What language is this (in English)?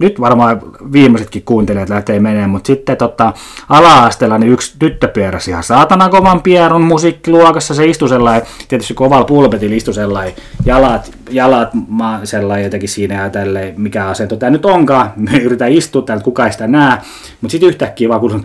Finnish